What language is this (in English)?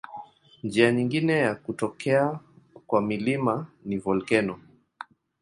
Swahili